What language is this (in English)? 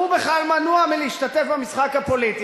Hebrew